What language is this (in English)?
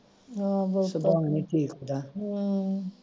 Punjabi